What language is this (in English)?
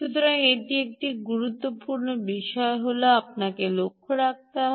Bangla